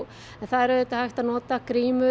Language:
Icelandic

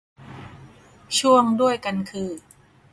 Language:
Thai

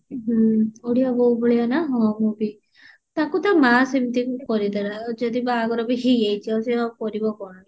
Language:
Odia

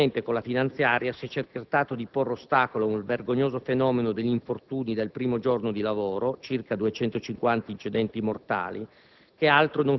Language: Italian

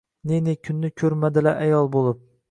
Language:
Uzbek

